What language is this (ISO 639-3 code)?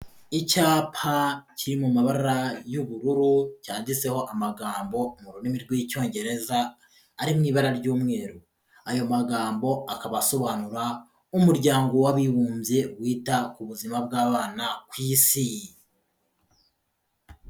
kin